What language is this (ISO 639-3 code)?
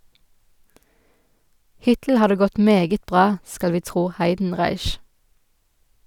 nor